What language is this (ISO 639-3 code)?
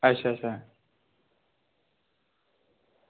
doi